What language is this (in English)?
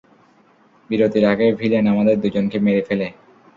Bangla